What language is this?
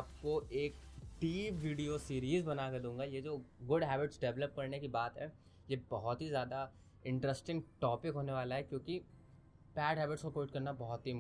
Hindi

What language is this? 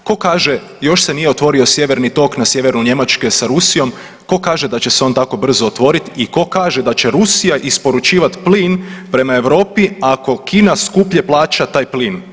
Croatian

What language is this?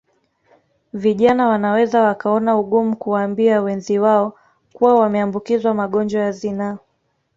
Swahili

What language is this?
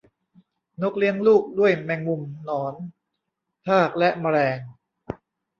Thai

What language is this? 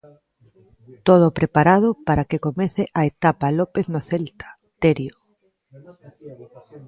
Galician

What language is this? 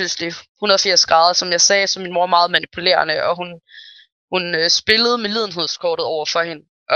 Danish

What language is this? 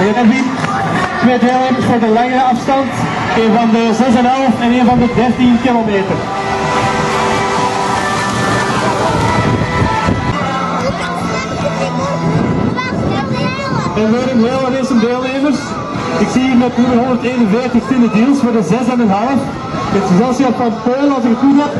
Dutch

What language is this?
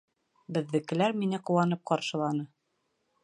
Bashkir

